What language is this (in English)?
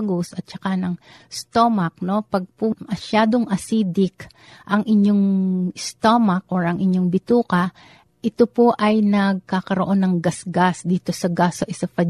Filipino